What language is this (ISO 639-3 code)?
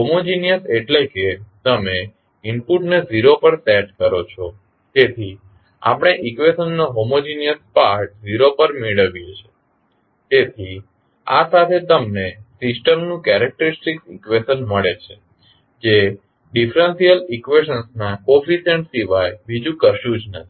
guj